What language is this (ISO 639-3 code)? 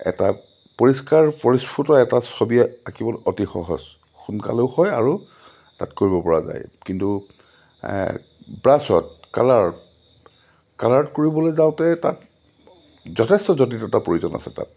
asm